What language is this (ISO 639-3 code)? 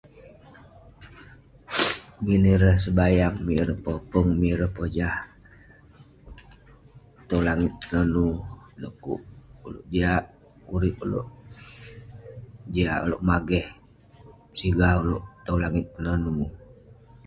pne